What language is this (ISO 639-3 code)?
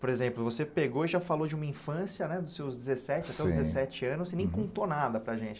por